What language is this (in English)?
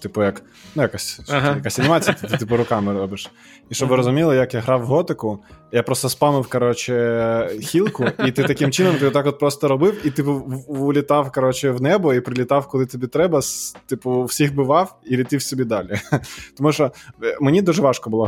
Ukrainian